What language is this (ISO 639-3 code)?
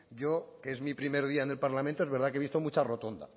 spa